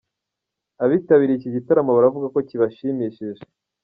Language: Kinyarwanda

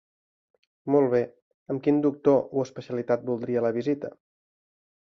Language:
Catalan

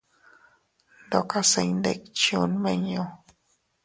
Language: Teutila Cuicatec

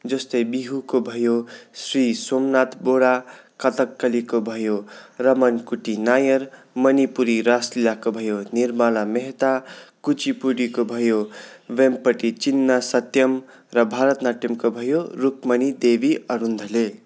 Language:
Nepali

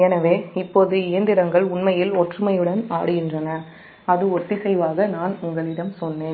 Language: Tamil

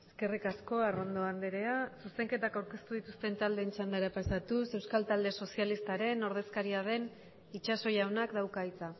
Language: Basque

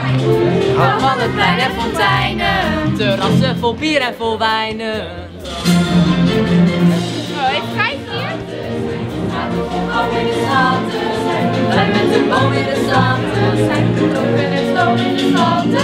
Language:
Dutch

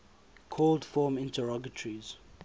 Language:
English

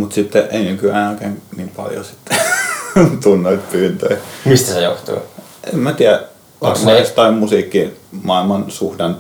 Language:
Finnish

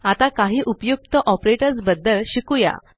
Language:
Marathi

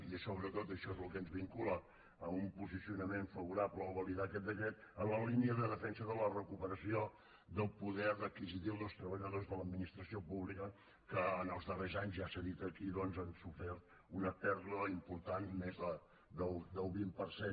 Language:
Catalan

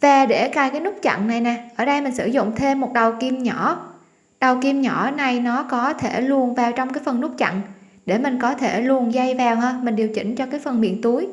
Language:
Vietnamese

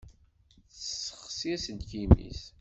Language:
Kabyle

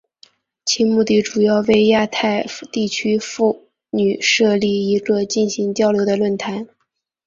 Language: Chinese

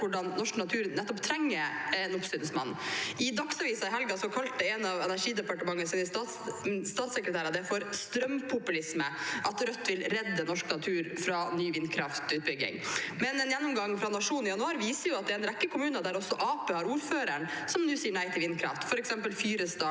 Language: Norwegian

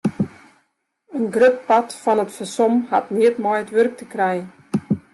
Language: Western Frisian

